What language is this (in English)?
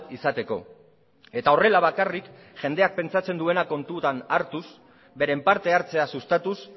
Basque